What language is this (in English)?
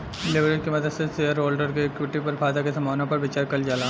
Bhojpuri